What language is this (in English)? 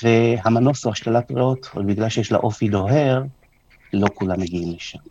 Hebrew